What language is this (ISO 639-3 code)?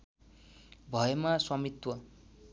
nep